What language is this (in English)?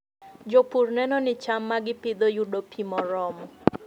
Luo (Kenya and Tanzania)